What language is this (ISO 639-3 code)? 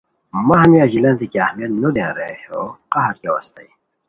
khw